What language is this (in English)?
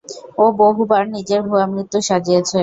Bangla